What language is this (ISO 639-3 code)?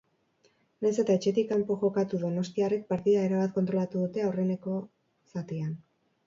eus